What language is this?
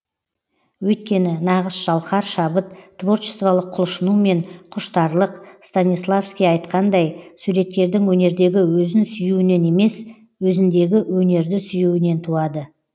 Kazakh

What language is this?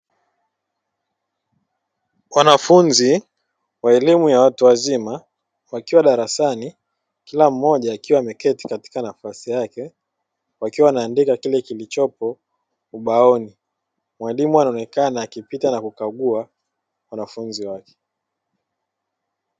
Swahili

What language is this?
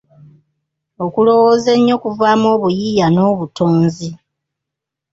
Ganda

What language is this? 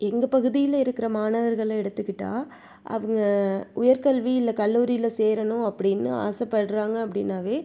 Tamil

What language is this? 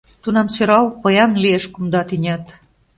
Mari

